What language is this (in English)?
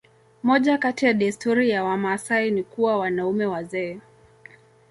Swahili